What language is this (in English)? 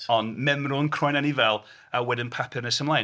Welsh